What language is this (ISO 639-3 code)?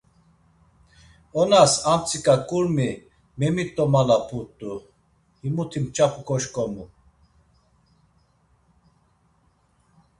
lzz